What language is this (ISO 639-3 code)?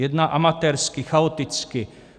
ces